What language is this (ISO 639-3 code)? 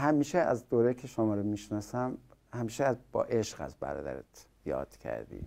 fas